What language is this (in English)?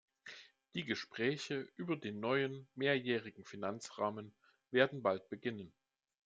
German